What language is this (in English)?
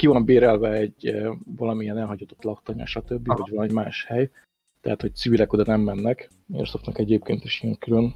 Hungarian